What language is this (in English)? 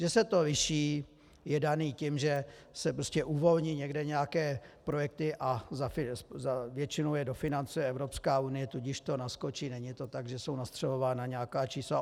Czech